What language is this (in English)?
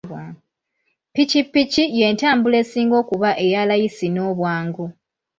Ganda